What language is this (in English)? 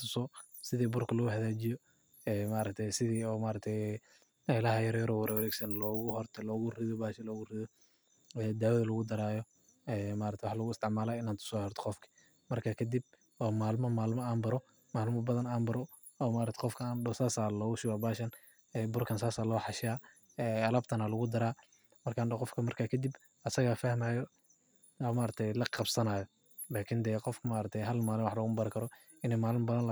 Somali